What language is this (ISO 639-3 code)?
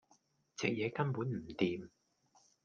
yue